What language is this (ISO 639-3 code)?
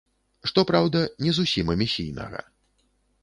bel